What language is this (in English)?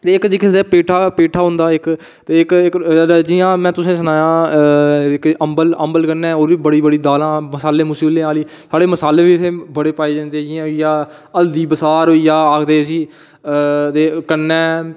Dogri